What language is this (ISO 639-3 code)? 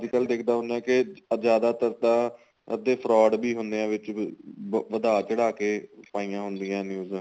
pan